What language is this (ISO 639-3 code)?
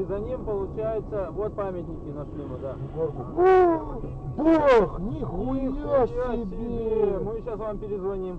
rus